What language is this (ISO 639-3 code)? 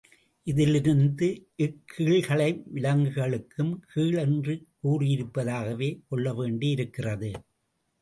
tam